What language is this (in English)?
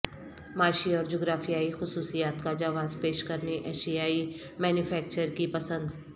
Urdu